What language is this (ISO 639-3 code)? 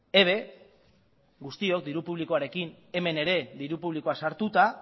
eus